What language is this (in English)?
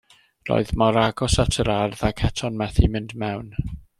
Welsh